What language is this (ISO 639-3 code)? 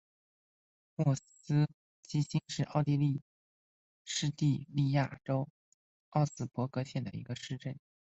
zho